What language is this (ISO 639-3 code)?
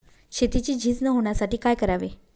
mar